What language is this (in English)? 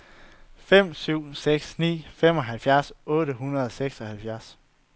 Danish